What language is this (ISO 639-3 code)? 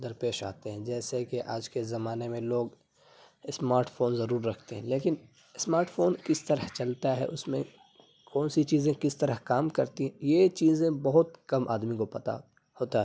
urd